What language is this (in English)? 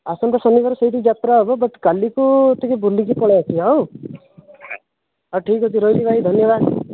Odia